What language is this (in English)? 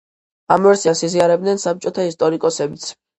Georgian